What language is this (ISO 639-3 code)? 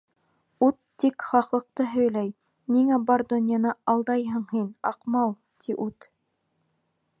bak